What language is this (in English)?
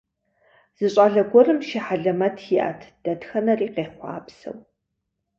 Kabardian